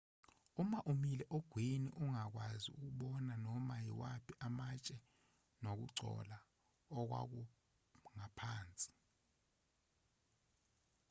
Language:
Zulu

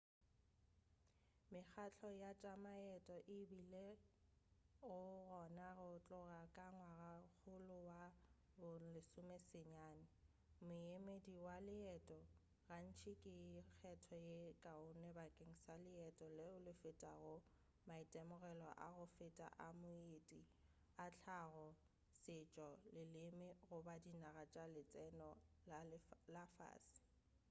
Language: Northern Sotho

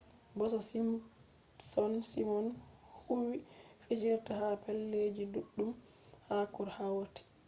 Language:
Fula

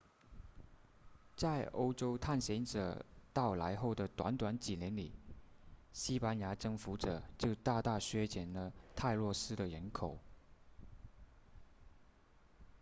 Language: Chinese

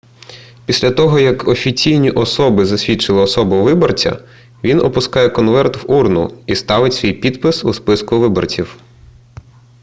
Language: Ukrainian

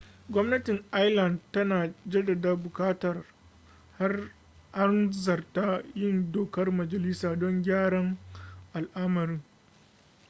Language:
Hausa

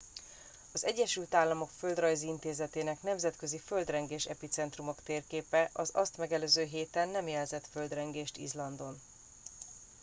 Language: Hungarian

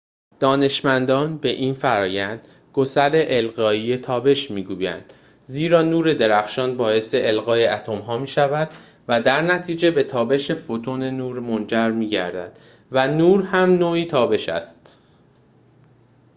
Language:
Persian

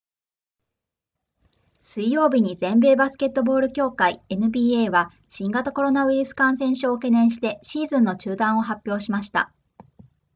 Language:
Japanese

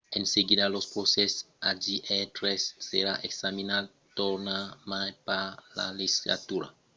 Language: Occitan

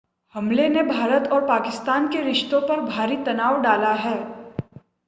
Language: Hindi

